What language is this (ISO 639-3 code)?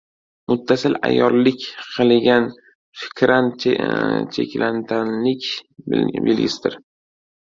uzb